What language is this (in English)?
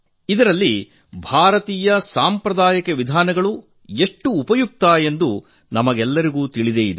Kannada